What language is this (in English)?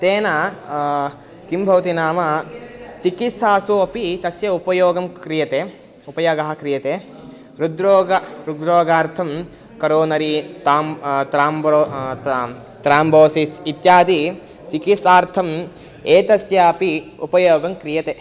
Sanskrit